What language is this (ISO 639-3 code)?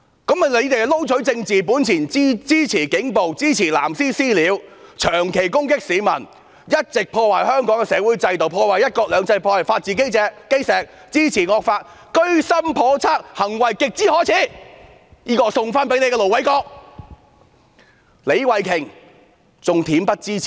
yue